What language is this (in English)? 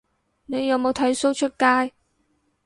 Cantonese